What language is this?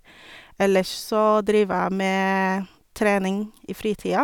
Norwegian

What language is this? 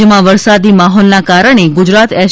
Gujarati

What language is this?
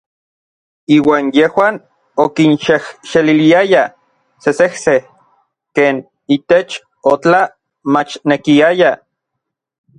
Orizaba Nahuatl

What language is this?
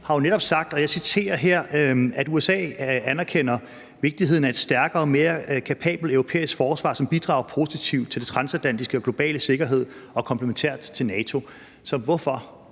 Danish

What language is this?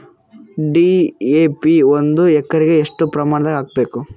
Kannada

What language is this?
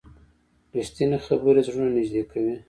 Pashto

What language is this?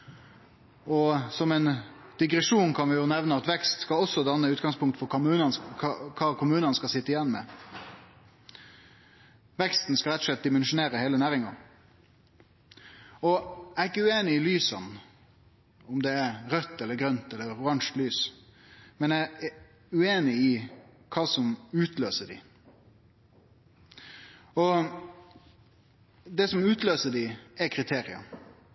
Norwegian Nynorsk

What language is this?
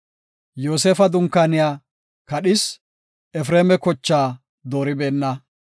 Gofa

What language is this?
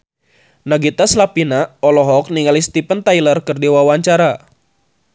Sundanese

